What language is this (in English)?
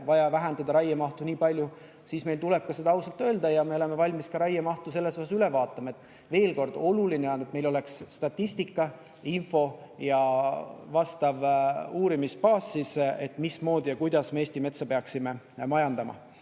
Estonian